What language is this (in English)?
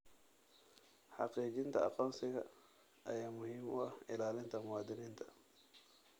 Somali